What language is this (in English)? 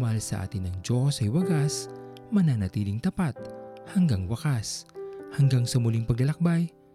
Filipino